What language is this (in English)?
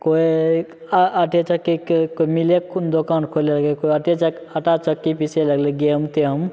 Maithili